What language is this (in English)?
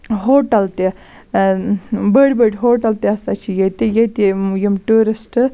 Kashmiri